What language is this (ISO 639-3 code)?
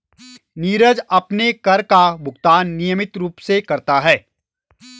hin